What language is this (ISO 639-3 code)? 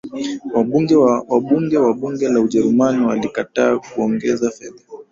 swa